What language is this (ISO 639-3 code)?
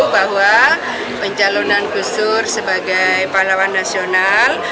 ind